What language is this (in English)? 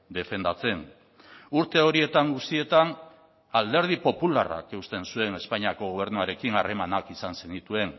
Basque